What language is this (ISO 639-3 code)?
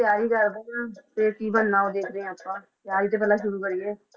pan